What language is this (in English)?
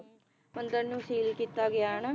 Punjabi